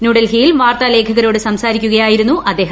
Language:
Malayalam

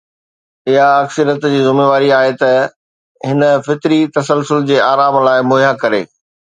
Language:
Sindhi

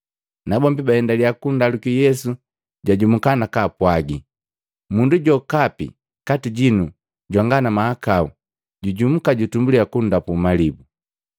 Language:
Matengo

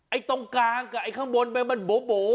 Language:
Thai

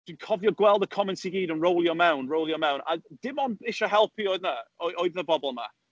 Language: Welsh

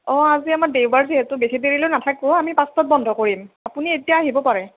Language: Assamese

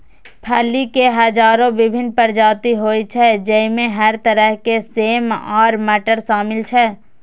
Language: Maithili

